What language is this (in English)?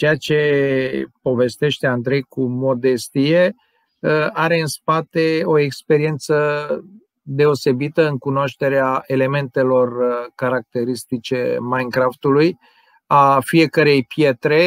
Romanian